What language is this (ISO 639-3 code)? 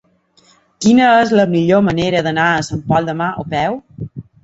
cat